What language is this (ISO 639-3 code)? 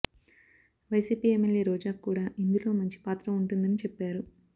tel